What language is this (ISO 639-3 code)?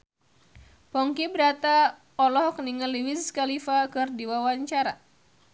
sun